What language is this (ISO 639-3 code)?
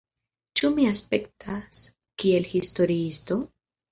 epo